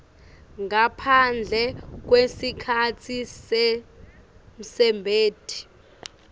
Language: Swati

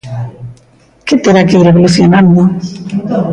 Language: Galician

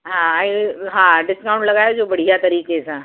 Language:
Sindhi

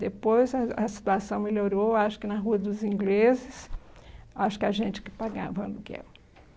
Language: Portuguese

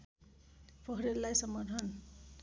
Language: Nepali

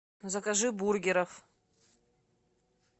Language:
Russian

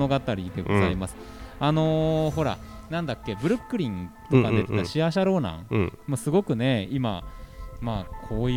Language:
Japanese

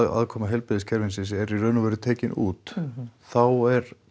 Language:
Icelandic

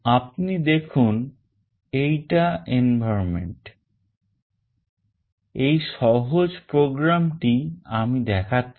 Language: Bangla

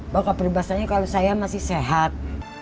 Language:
Indonesian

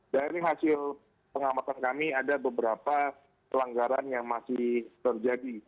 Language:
Indonesian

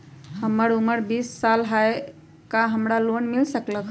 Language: Magahi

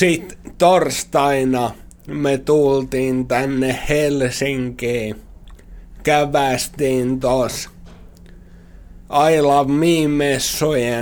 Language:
Finnish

